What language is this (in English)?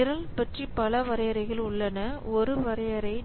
Tamil